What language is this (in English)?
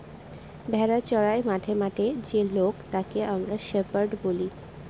Bangla